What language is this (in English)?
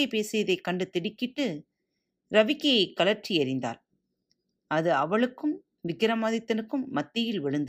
Tamil